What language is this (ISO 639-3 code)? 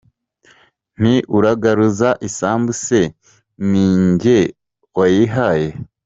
kin